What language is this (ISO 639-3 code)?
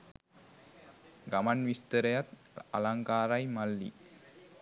sin